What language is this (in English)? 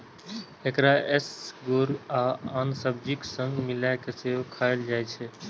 Maithili